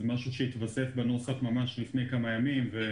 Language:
Hebrew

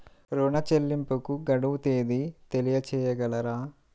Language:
Telugu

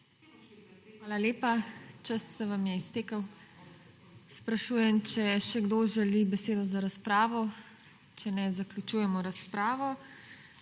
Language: Slovenian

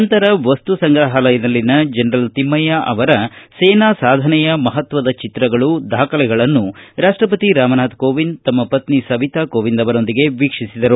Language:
Kannada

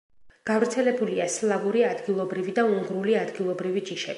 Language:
Georgian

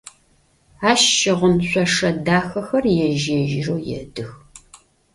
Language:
Adyghe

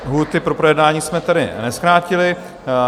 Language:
Czech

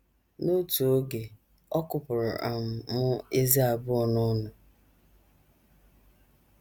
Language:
Igbo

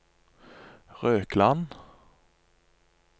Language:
Norwegian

